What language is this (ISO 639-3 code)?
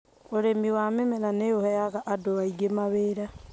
kik